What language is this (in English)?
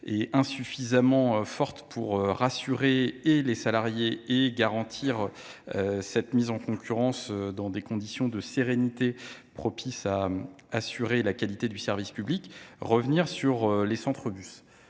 French